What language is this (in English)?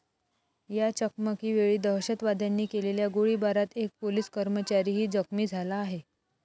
Marathi